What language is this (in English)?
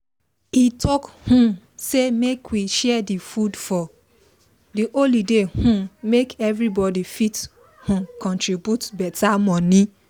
Nigerian Pidgin